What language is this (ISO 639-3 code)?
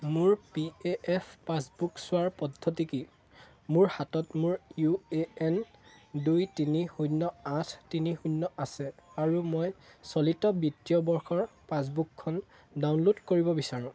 asm